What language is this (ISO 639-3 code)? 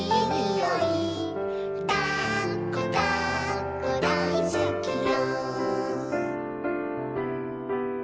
jpn